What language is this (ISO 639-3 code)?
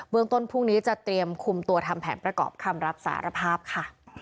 tha